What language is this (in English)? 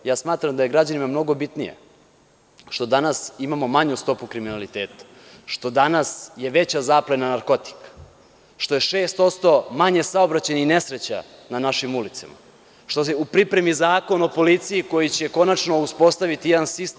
Serbian